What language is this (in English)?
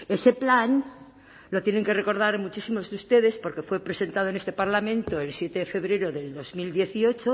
Spanish